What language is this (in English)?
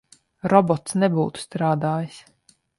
Latvian